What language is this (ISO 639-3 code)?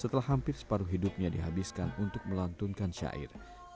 ind